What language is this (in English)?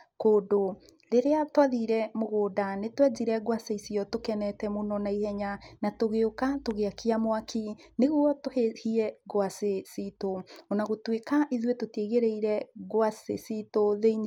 Kikuyu